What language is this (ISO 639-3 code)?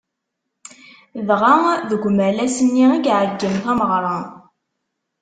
kab